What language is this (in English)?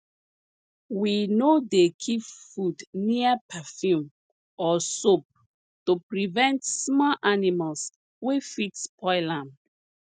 Nigerian Pidgin